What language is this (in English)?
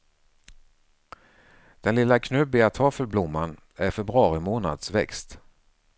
Swedish